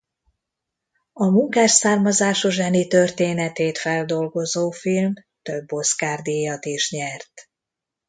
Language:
Hungarian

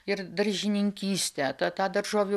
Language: Lithuanian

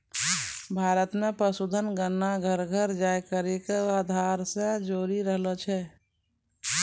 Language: Maithili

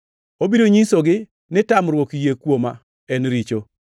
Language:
Luo (Kenya and Tanzania)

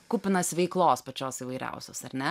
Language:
Lithuanian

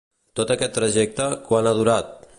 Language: Catalan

